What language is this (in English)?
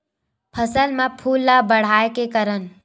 Chhattisgarhi